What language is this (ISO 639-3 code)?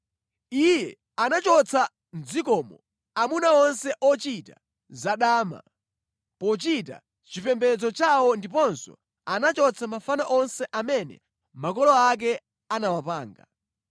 nya